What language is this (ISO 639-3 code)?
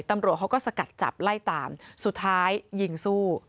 tha